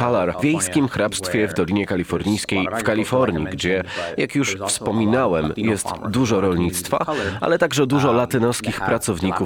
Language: Polish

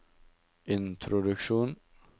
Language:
Norwegian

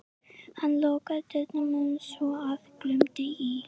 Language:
Icelandic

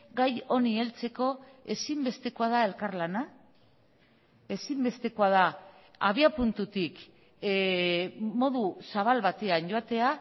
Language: Basque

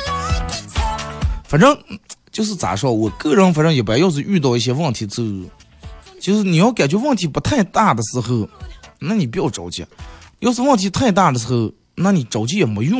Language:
Chinese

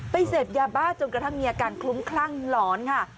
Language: Thai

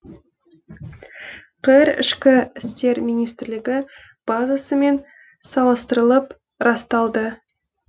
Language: Kazakh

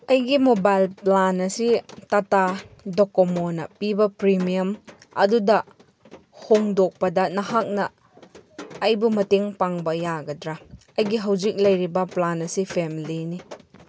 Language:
Manipuri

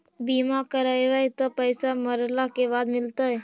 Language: Magahi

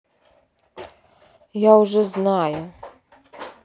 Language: Russian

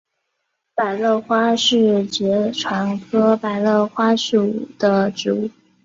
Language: Chinese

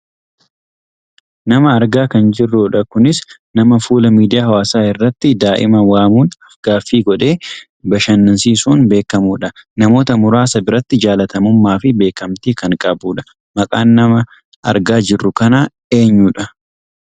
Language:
Oromo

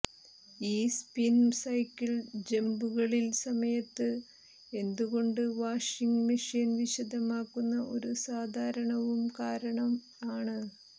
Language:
Malayalam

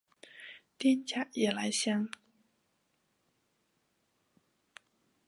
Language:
Chinese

